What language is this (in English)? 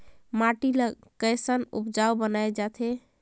Chhattisgarhi